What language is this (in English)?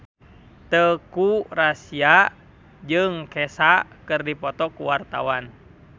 Sundanese